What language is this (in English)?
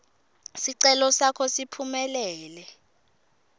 Swati